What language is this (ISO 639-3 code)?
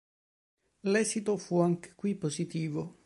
ita